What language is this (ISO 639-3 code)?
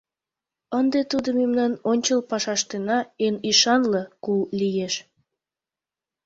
chm